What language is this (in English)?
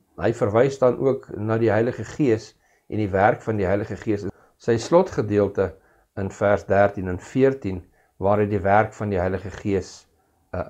Dutch